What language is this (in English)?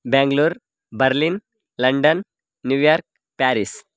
Sanskrit